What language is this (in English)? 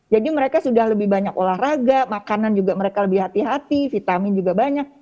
Indonesian